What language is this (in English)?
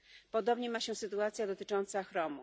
Polish